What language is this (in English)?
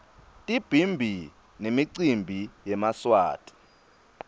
Swati